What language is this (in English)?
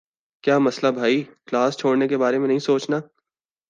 Urdu